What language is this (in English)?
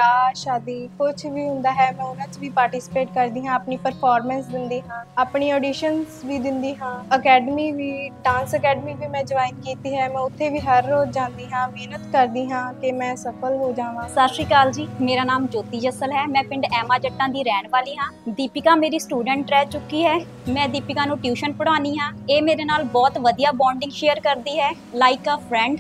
Punjabi